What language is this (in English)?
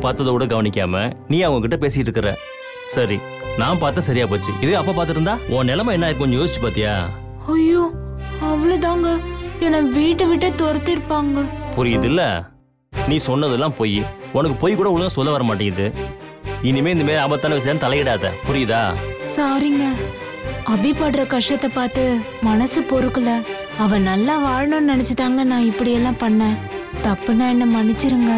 Tamil